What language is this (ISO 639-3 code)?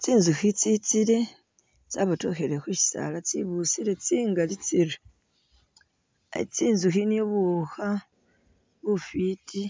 myx